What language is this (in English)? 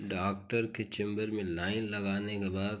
Hindi